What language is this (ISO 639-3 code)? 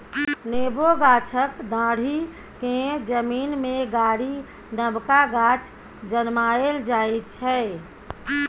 mai